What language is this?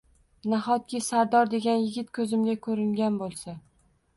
Uzbek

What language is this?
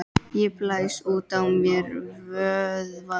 Icelandic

